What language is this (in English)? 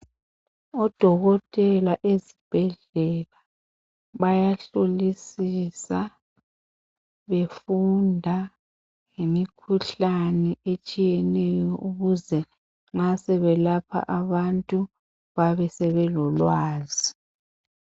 North Ndebele